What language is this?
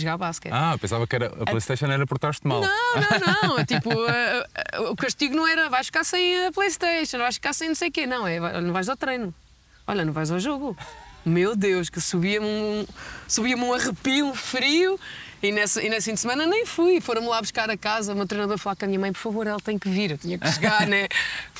Portuguese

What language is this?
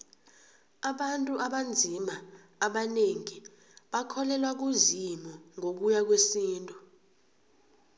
South Ndebele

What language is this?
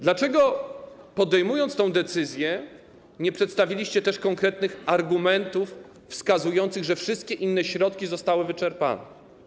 Polish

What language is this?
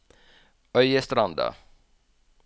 Norwegian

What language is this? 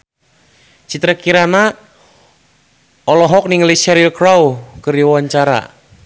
Sundanese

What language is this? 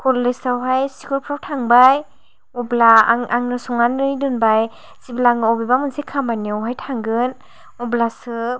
Bodo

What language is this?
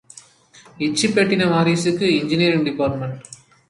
Tamil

